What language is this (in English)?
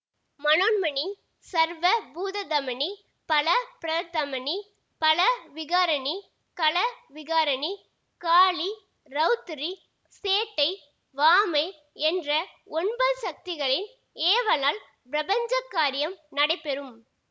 Tamil